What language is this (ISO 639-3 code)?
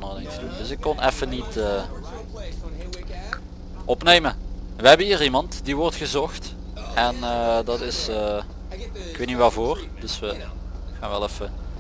nld